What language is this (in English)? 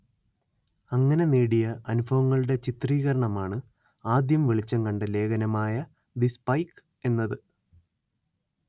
Malayalam